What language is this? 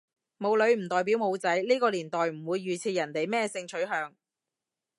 Cantonese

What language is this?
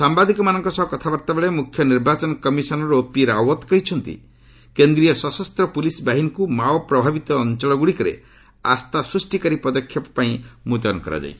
Odia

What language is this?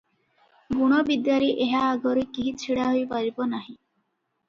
Odia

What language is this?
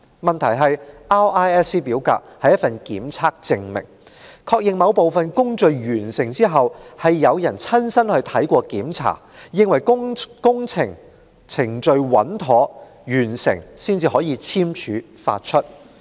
Cantonese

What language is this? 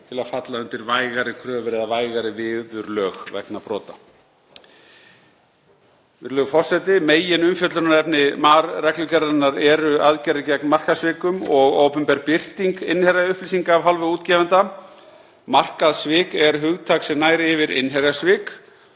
Icelandic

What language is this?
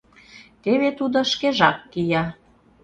Mari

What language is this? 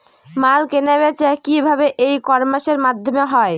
Bangla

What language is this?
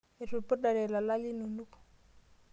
Masai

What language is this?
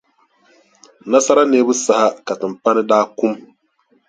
Dagbani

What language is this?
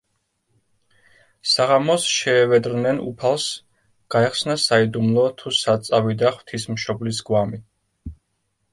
Georgian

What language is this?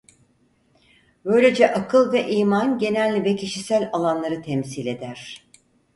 Turkish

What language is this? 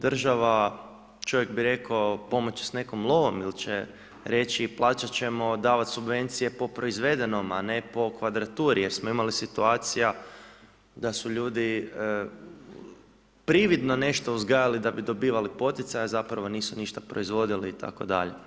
Croatian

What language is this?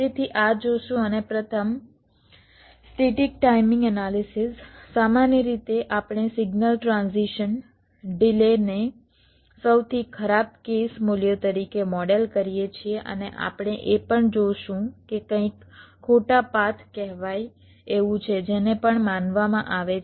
Gujarati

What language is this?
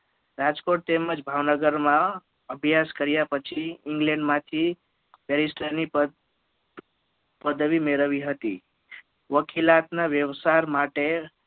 Gujarati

